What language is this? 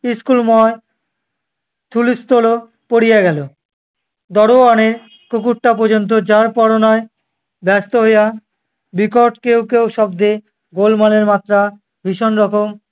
Bangla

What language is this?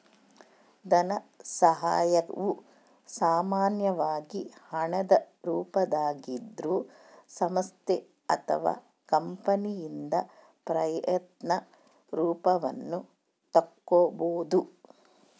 Kannada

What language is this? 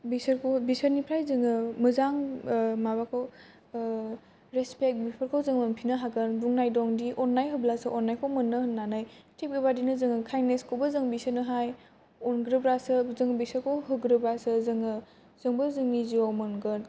Bodo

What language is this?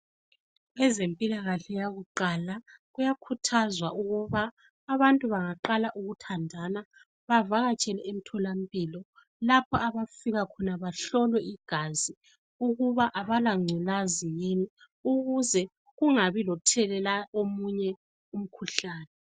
North Ndebele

